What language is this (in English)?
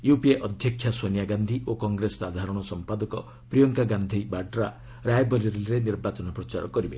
Odia